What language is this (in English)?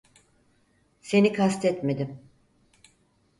Turkish